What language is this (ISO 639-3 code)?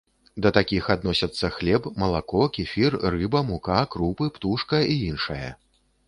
bel